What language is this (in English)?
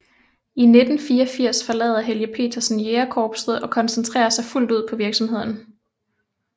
Danish